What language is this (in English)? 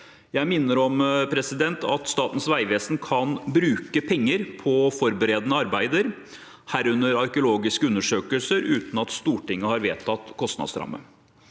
Norwegian